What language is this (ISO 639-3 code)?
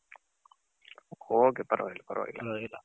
kan